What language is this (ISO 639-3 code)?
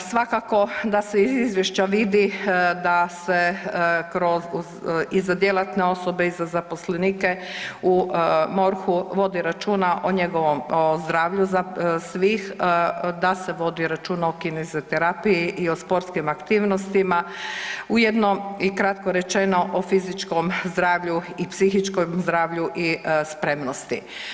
hrv